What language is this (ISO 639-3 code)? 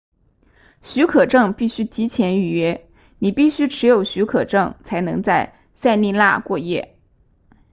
zho